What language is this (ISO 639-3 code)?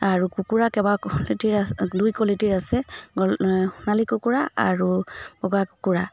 asm